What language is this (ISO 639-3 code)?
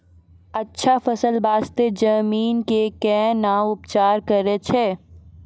mai